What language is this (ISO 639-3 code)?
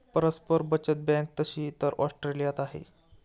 mar